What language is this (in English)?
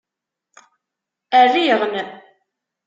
Kabyle